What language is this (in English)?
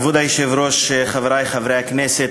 Hebrew